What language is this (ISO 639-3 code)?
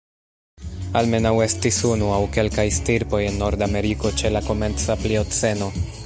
epo